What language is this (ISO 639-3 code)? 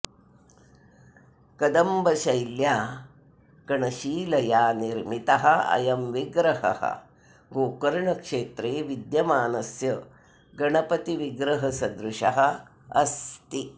san